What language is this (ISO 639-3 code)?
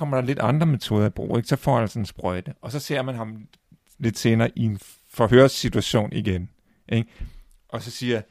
dan